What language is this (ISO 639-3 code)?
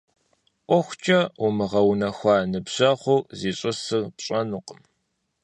kbd